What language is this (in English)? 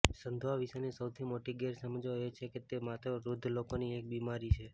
Gujarati